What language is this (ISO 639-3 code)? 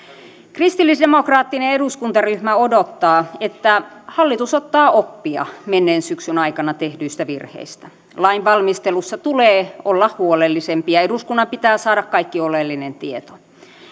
fin